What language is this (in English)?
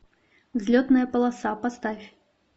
Russian